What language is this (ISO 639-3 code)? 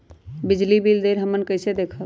mag